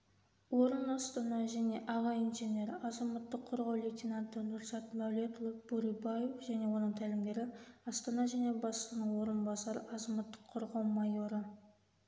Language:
Kazakh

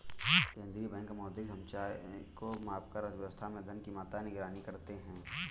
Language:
Hindi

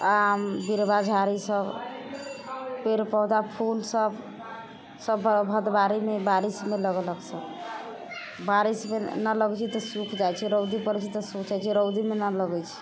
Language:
Maithili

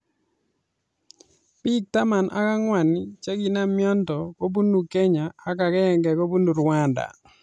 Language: Kalenjin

